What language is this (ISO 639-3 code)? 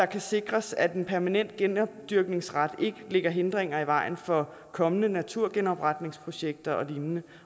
dan